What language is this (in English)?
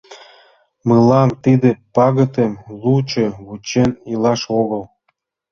Mari